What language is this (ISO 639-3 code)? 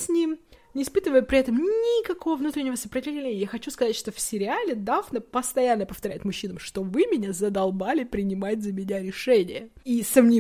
rus